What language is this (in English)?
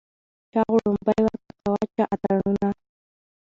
Pashto